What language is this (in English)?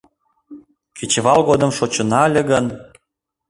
Mari